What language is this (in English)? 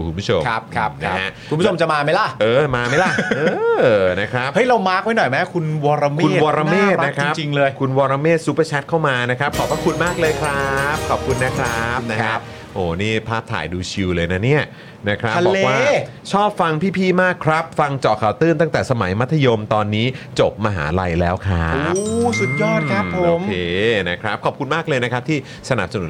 Thai